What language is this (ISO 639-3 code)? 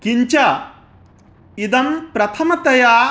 san